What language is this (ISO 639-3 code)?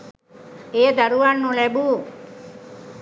sin